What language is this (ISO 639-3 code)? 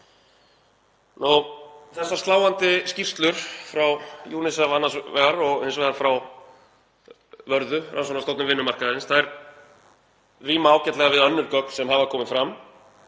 isl